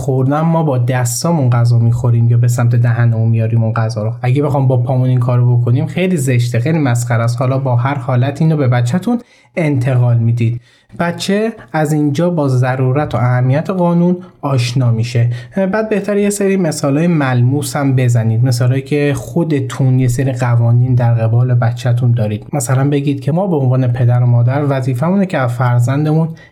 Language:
Persian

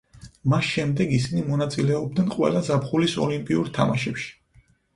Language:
Georgian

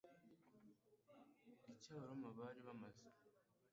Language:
Kinyarwanda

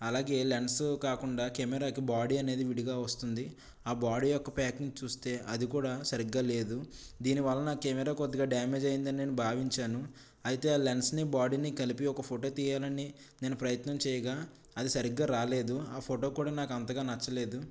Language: Telugu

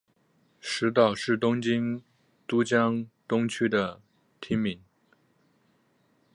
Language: Chinese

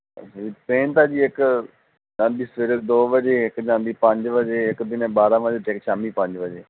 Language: Punjabi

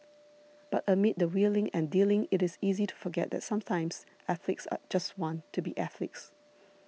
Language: English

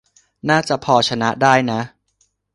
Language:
Thai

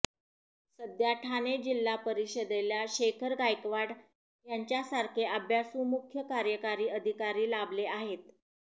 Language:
Marathi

